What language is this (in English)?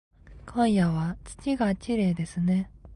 Japanese